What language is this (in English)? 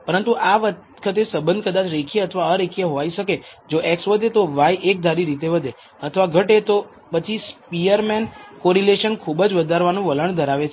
Gujarati